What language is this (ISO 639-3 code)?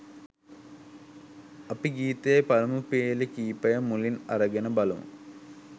sin